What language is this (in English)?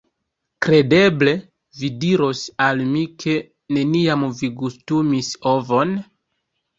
Esperanto